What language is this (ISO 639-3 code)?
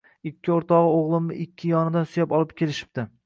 uzb